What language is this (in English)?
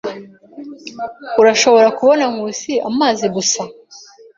Kinyarwanda